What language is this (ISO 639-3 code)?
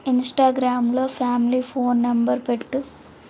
tel